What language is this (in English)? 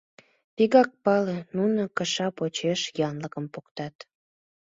Mari